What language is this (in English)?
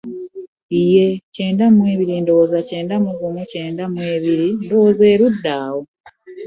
Ganda